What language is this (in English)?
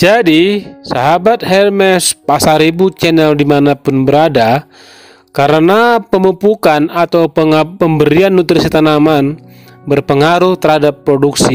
Indonesian